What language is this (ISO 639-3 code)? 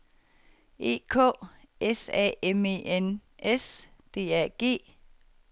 dan